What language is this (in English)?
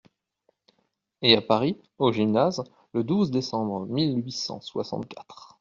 French